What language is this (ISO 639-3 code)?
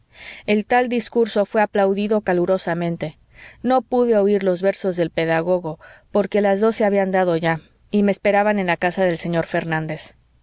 spa